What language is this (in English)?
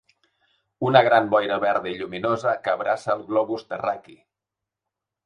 Catalan